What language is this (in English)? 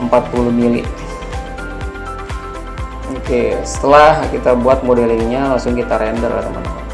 Indonesian